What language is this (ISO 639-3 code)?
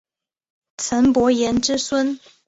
zho